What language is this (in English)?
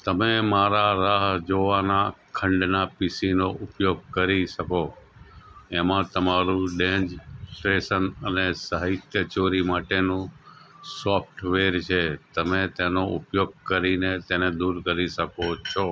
Gujarati